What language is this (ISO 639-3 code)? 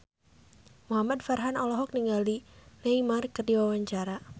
sun